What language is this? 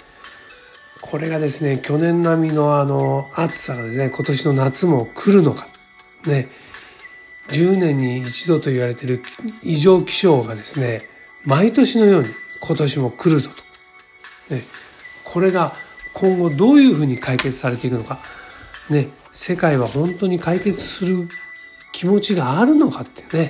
Japanese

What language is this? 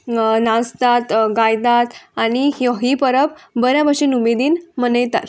Konkani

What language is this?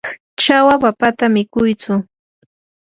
Yanahuanca Pasco Quechua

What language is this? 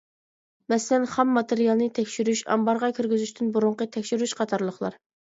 Uyghur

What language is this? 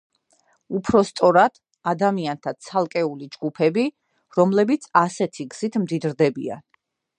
Georgian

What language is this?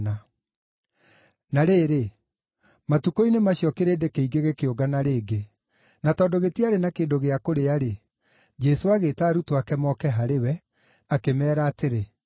Kikuyu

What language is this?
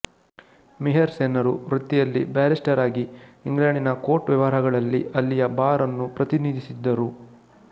Kannada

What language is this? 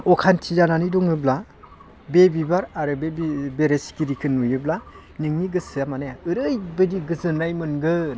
Bodo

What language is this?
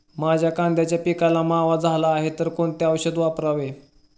Marathi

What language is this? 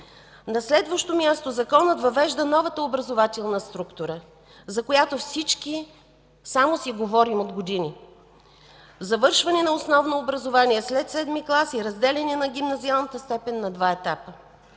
Bulgarian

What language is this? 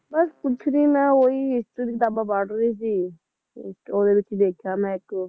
Punjabi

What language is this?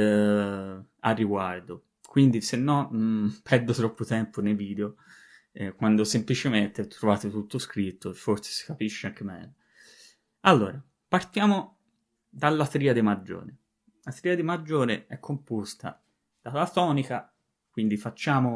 Italian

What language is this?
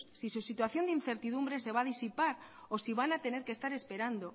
Spanish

